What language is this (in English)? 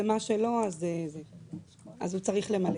Hebrew